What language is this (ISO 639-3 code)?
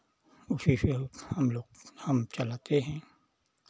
hin